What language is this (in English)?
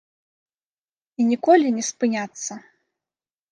Belarusian